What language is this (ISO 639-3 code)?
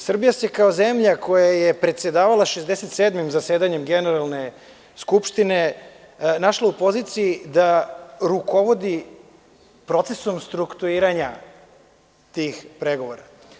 srp